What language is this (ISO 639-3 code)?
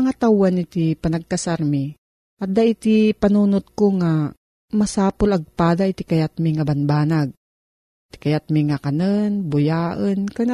fil